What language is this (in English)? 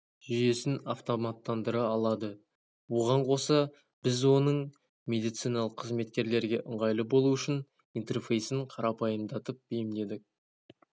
Kazakh